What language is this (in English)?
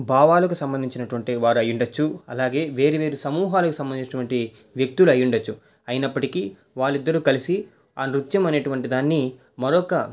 Telugu